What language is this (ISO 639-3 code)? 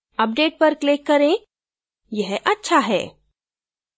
hin